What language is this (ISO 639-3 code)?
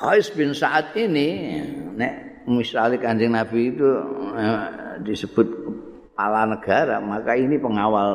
ind